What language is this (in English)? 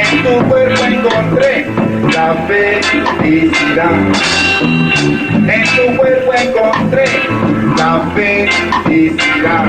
Spanish